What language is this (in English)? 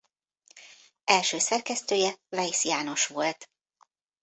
Hungarian